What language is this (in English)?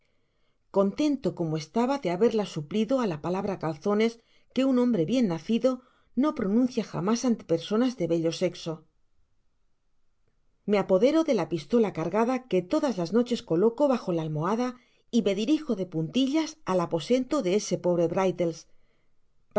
Spanish